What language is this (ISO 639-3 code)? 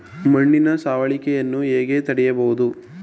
kan